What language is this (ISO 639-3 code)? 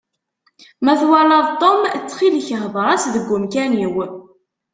kab